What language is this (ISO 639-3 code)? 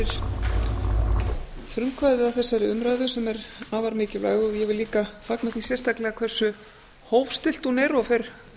isl